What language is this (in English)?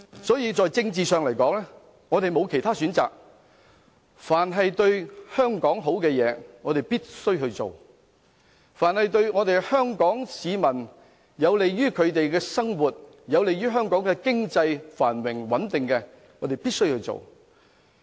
Cantonese